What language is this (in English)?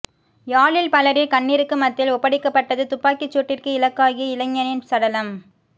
Tamil